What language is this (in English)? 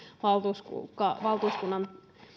Finnish